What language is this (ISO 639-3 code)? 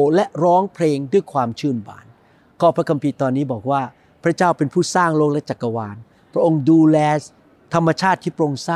tha